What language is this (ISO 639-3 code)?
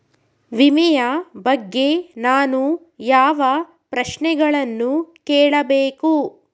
kan